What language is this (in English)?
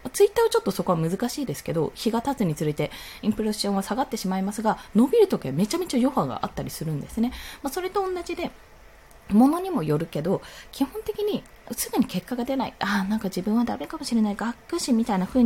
Japanese